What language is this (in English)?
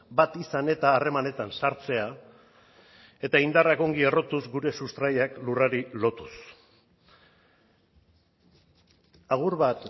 Basque